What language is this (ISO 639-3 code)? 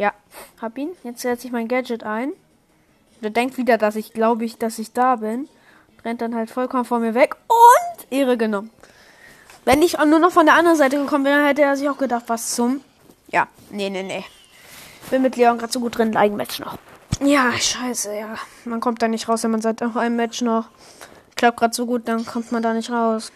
deu